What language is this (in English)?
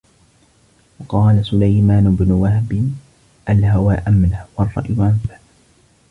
Arabic